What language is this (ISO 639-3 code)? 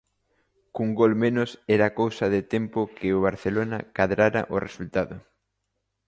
glg